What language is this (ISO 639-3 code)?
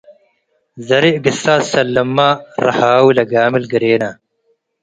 tig